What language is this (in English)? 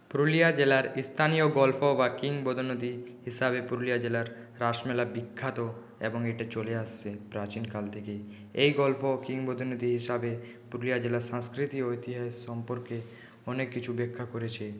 Bangla